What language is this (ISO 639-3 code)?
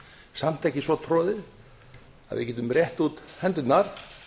isl